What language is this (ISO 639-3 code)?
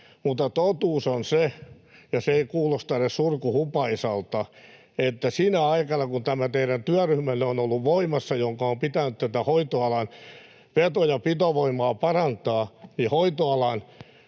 fin